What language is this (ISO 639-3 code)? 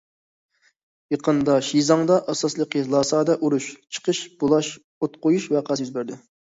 uig